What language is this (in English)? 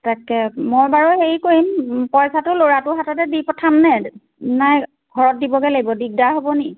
Assamese